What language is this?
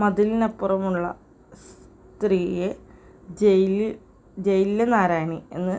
Malayalam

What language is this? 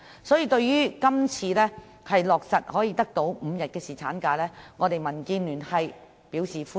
Cantonese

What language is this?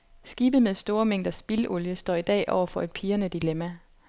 Danish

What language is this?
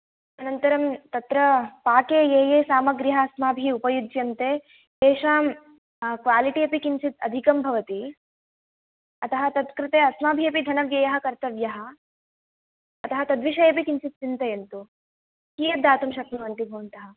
Sanskrit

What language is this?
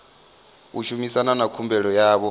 Venda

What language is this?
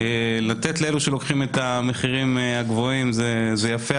Hebrew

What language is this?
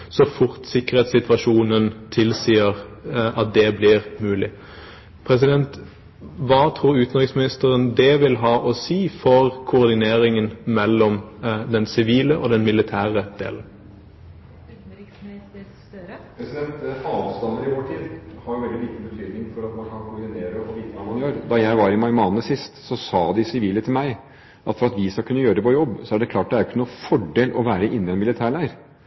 Norwegian Bokmål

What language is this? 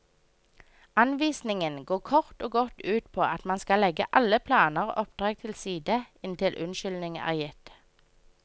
Norwegian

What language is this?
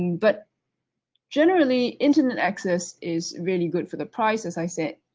English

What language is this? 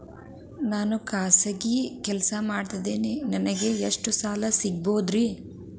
Kannada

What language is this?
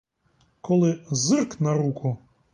Ukrainian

